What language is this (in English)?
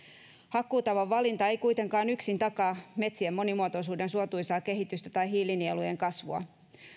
Finnish